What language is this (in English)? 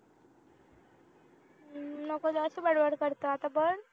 Marathi